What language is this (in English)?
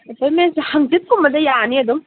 Manipuri